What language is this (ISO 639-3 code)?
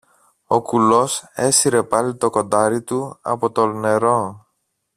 ell